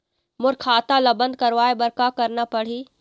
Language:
Chhattisgarhi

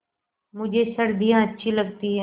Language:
Hindi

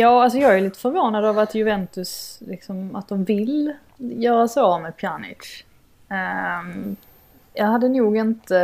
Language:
Swedish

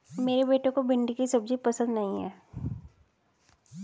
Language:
Hindi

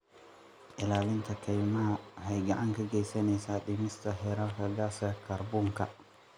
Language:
Somali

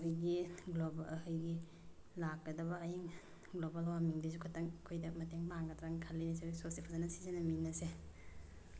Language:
Manipuri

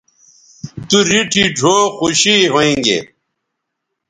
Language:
Bateri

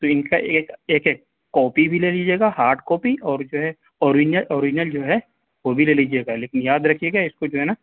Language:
Urdu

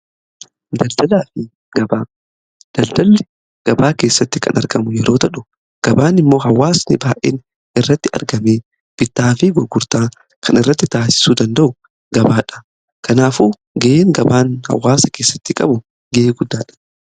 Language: Oromo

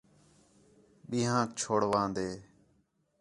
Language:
Khetrani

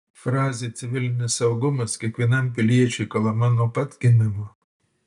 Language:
Lithuanian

